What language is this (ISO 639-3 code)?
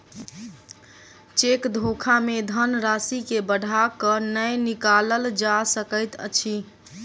mai